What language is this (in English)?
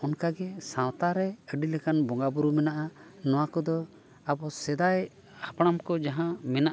Santali